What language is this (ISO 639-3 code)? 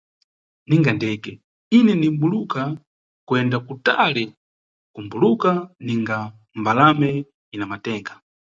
nyu